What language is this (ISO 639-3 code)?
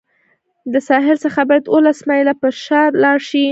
pus